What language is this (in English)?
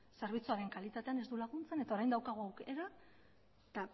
Basque